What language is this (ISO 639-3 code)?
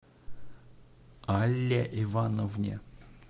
rus